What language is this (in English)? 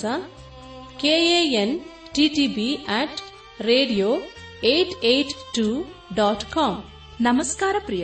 Kannada